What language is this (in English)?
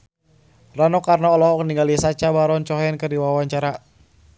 Sundanese